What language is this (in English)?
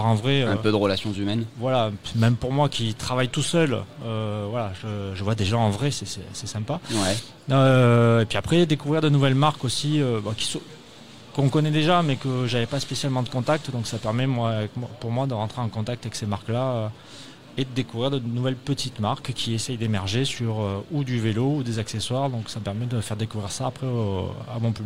French